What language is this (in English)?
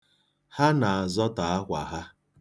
Igbo